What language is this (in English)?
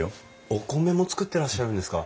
Japanese